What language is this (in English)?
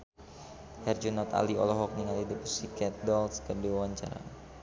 Sundanese